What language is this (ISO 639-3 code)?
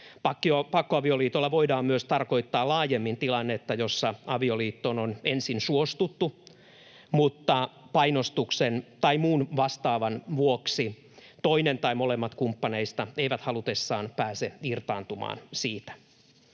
fin